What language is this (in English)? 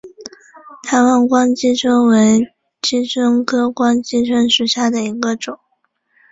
Chinese